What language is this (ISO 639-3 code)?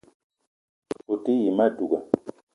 eto